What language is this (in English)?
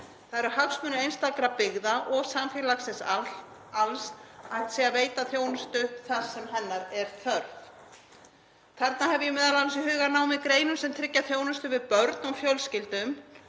Icelandic